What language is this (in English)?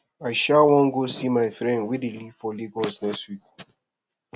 Nigerian Pidgin